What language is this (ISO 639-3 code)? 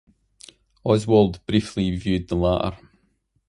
eng